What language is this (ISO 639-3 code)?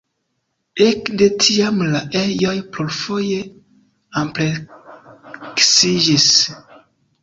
epo